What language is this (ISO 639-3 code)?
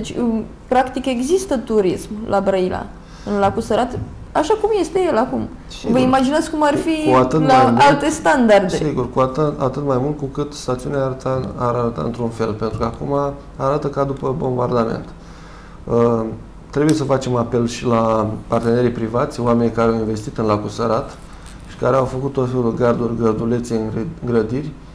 ron